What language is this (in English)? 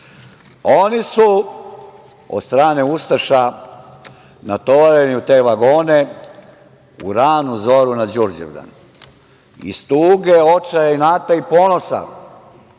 Serbian